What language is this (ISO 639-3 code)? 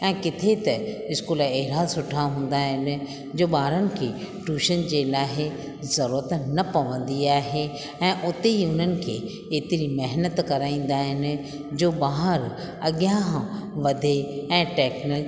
snd